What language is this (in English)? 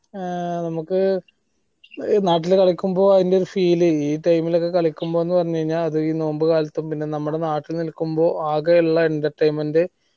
Malayalam